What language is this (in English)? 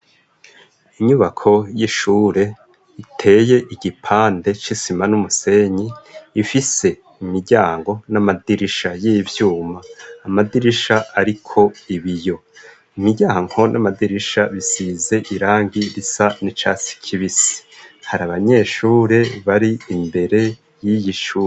Rundi